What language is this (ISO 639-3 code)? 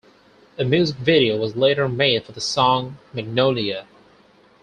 eng